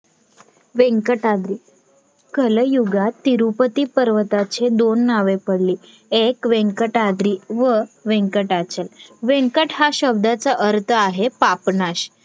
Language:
Marathi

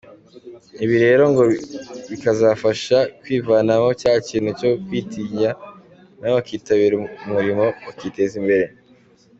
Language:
Kinyarwanda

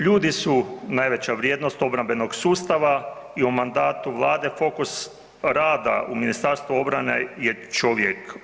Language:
Croatian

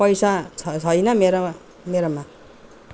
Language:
Nepali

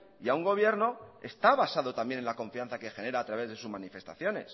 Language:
Spanish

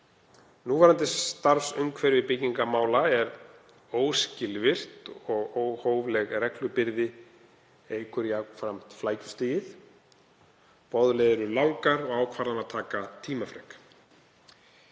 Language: Icelandic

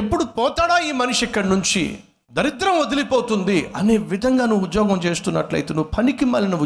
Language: Telugu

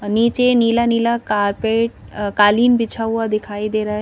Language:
Hindi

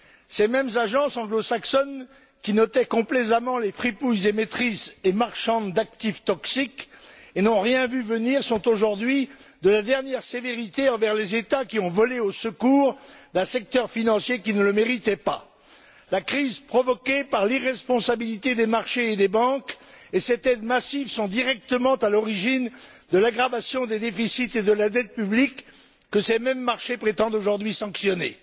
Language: French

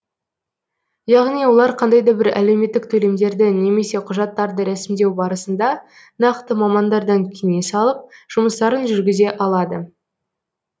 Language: Kazakh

